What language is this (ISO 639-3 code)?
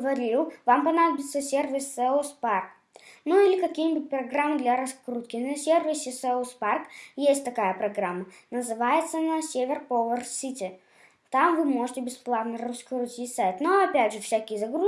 rus